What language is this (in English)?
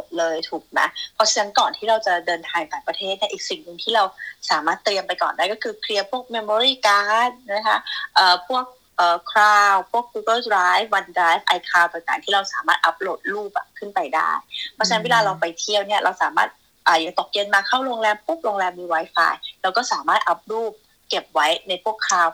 Thai